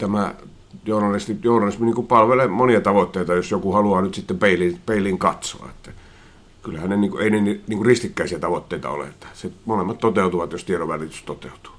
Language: Finnish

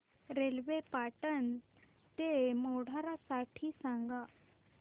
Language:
Marathi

